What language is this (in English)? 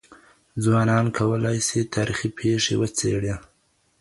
Pashto